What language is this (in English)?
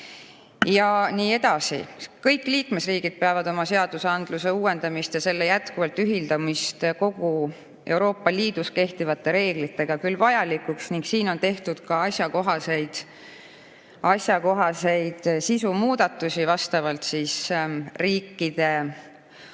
Estonian